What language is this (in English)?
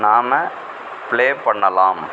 Tamil